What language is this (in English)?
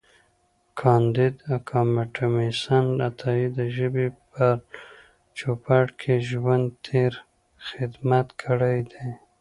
Pashto